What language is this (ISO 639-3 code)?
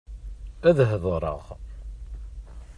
kab